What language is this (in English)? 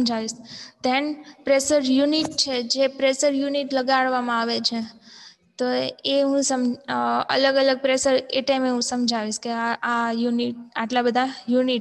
Gujarati